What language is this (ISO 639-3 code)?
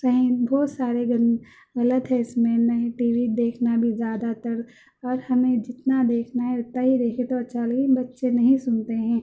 urd